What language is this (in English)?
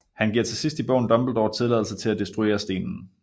Danish